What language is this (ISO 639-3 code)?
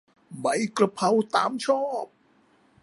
tha